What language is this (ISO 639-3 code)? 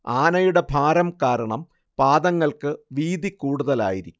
mal